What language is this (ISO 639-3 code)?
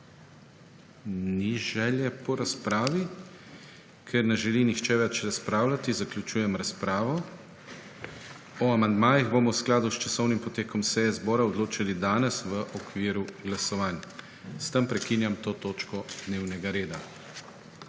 slv